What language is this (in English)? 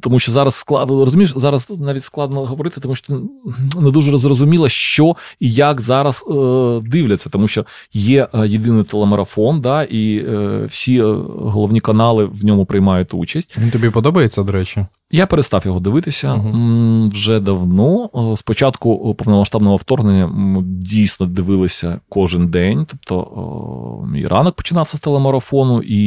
Ukrainian